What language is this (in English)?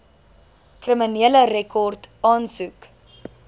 Afrikaans